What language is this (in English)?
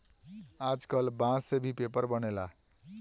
Bhojpuri